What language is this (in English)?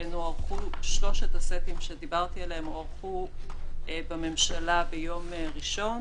Hebrew